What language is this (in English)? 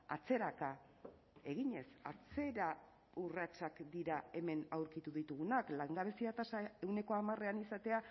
Basque